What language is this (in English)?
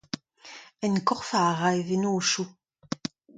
Breton